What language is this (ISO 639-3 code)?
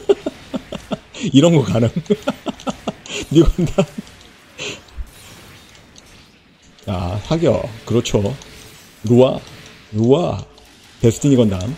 kor